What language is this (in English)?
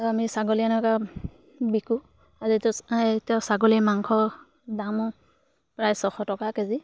Assamese